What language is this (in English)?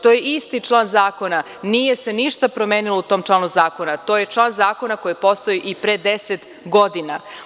Serbian